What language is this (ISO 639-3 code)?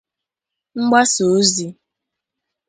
ibo